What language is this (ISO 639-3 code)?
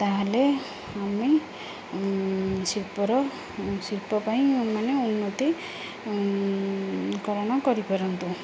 ori